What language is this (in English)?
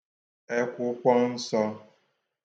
Igbo